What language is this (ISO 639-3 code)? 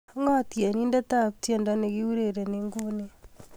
kln